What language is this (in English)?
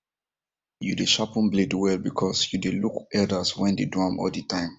Nigerian Pidgin